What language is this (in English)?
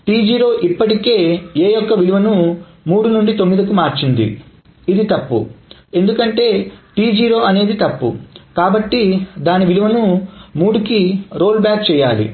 Telugu